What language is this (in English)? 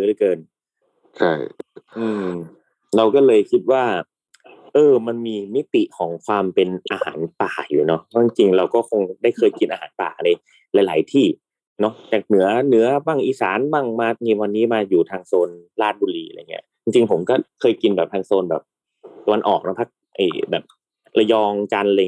Thai